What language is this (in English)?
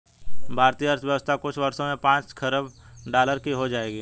Hindi